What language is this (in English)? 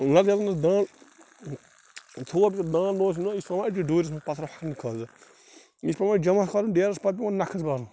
Kashmiri